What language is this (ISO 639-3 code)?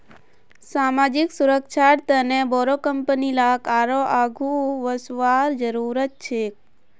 mag